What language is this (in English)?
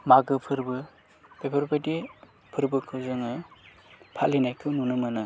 Bodo